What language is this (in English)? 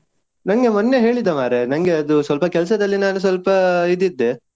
Kannada